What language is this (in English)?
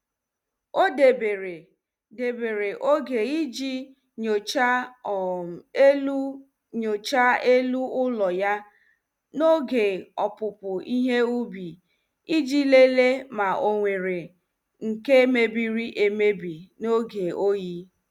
Igbo